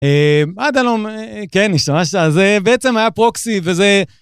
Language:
Hebrew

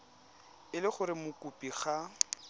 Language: Tswana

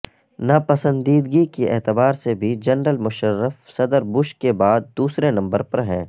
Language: Urdu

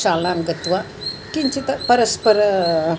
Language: Sanskrit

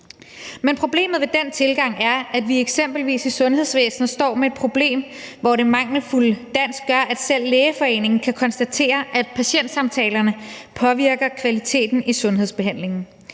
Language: Danish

